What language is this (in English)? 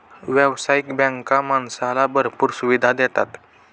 Marathi